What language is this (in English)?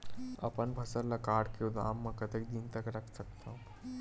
Chhattisgarhi